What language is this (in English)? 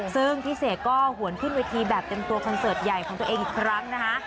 Thai